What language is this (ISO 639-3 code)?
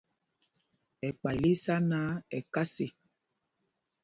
mgg